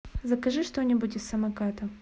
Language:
Russian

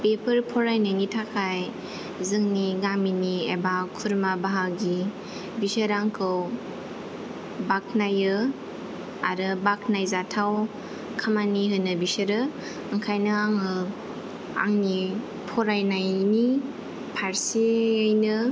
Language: Bodo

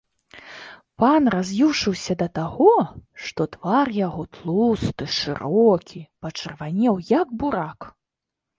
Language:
Belarusian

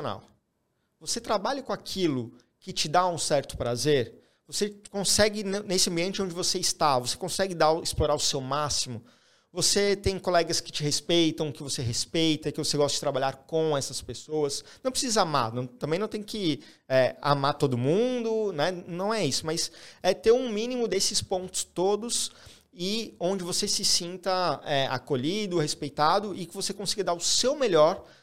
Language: Portuguese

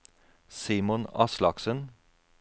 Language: Norwegian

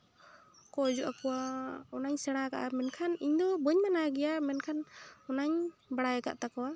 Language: Santali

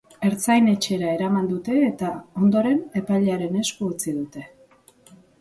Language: Basque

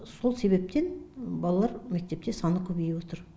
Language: Kazakh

